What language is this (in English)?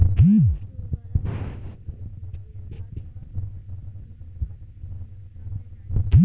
Bhojpuri